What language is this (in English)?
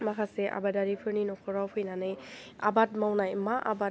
Bodo